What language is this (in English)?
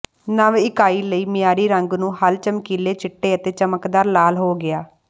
Punjabi